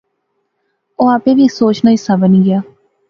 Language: Pahari-Potwari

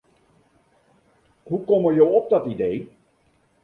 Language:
Western Frisian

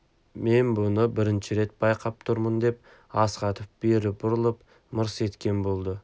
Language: Kazakh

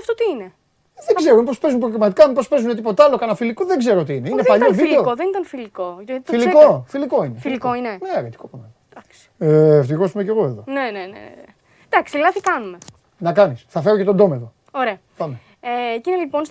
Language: Greek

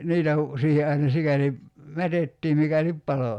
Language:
Finnish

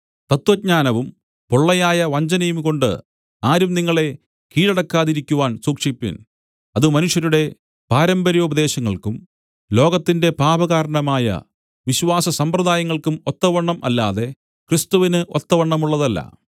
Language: Malayalam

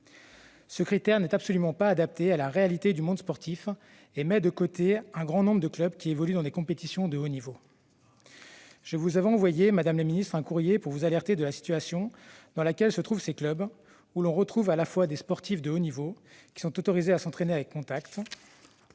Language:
French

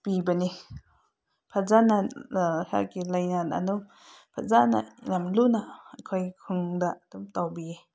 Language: Manipuri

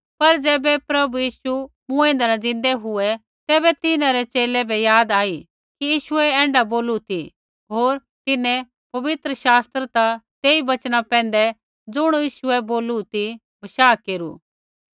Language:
Kullu Pahari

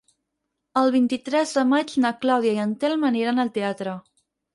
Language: Catalan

